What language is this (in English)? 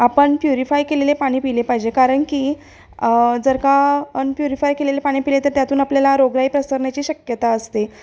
Marathi